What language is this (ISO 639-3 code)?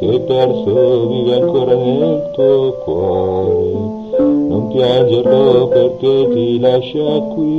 ita